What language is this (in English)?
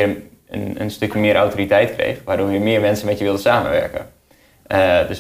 Dutch